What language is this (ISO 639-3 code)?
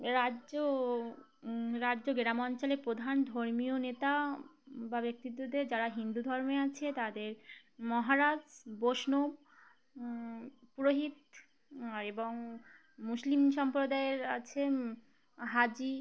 ben